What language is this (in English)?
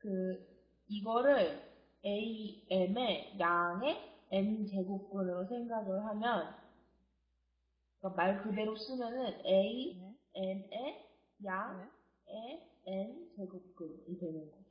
Korean